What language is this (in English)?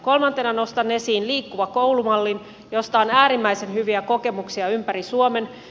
Finnish